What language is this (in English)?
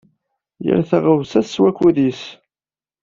Kabyle